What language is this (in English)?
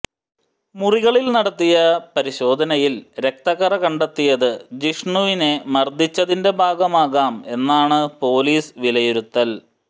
Malayalam